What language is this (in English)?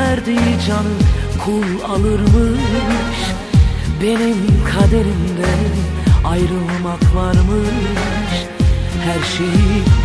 Turkish